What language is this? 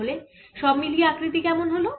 Bangla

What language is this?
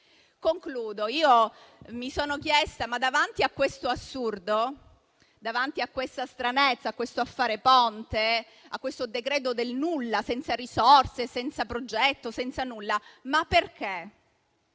Italian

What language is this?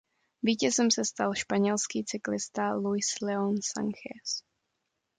Czech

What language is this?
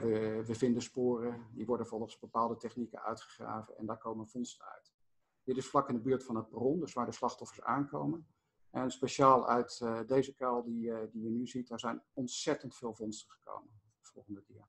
Dutch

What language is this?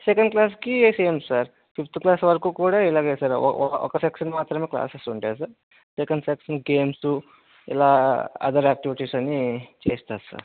Telugu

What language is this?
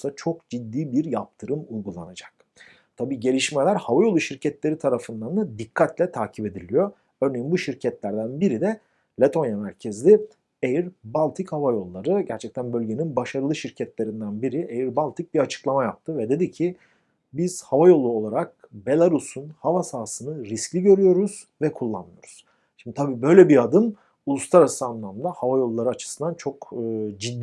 Turkish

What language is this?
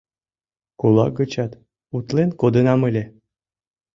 Mari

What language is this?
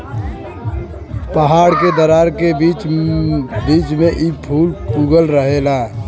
Bhojpuri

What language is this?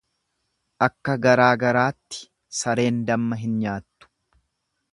Oromo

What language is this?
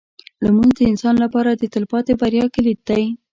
Pashto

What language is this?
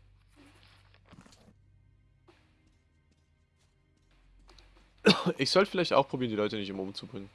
German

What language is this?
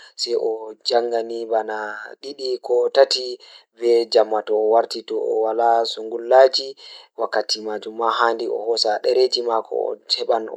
Fula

